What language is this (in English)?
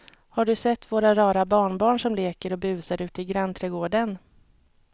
Swedish